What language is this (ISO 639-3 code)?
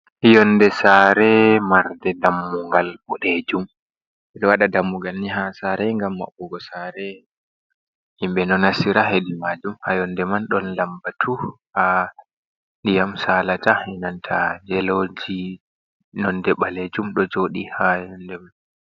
ful